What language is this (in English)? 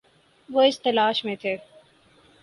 Urdu